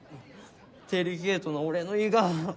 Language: Japanese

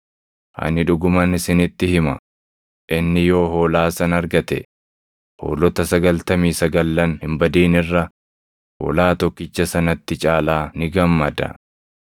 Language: Oromo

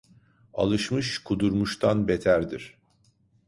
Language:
Turkish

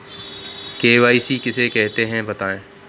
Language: Hindi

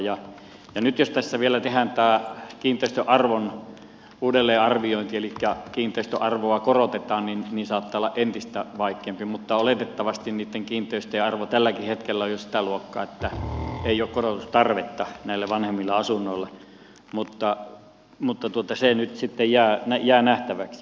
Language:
Finnish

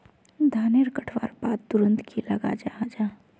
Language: Magahi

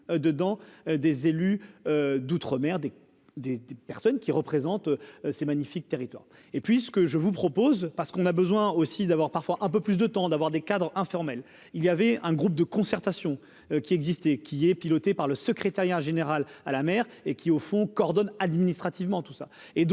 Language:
French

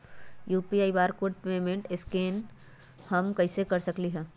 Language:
Magahi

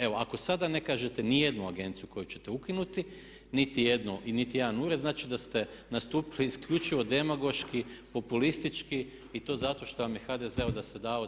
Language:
Croatian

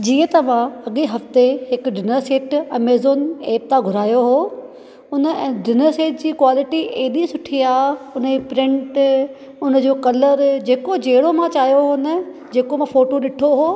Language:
Sindhi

